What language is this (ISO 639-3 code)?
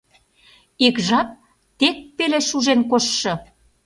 chm